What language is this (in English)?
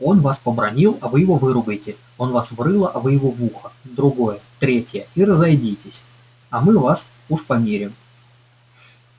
Russian